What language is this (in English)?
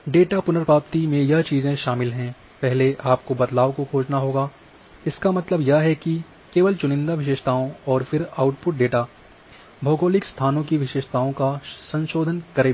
Hindi